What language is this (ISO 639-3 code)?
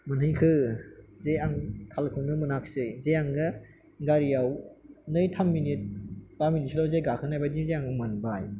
brx